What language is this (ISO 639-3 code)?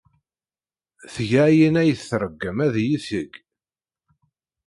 kab